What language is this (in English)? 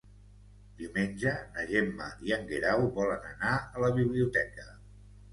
Catalan